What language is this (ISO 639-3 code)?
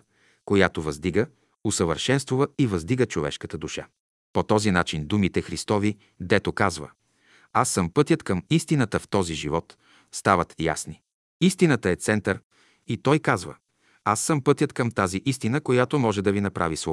bul